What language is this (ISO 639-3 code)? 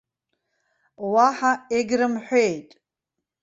abk